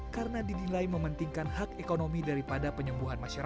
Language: Indonesian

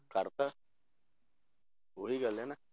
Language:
Punjabi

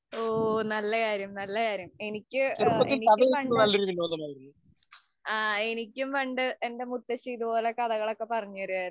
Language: Malayalam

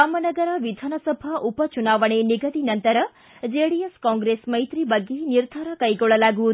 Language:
Kannada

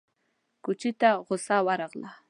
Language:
Pashto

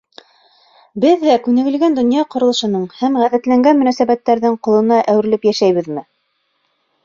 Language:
Bashkir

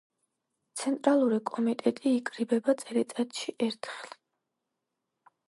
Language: Georgian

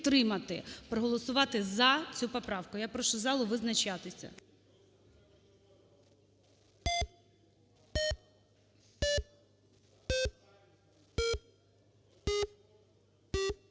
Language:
Ukrainian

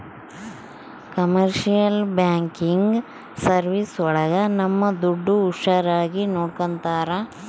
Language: Kannada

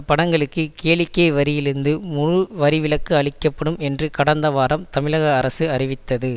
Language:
Tamil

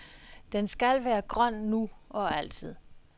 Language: Danish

